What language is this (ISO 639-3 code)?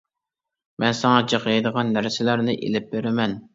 uig